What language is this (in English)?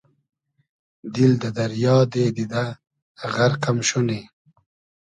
Hazaragi